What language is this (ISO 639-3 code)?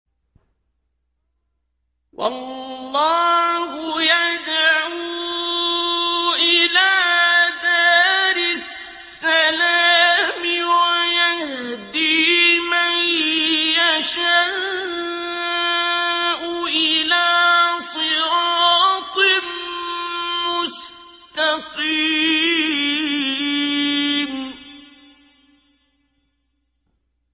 ara